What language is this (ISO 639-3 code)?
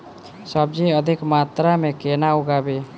mai